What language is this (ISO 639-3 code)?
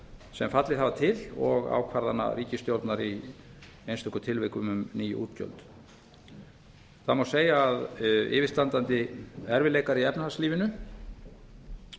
isl